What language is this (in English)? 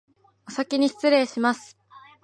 Japanese